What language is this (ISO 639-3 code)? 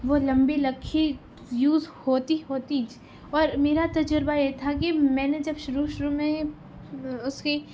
urd